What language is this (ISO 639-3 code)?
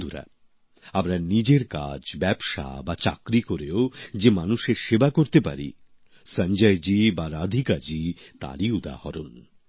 ben